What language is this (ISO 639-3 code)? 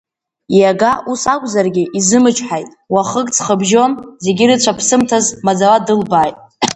abk